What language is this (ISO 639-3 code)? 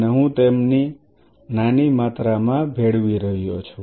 guj